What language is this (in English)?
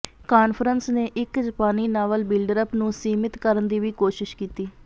Punjabi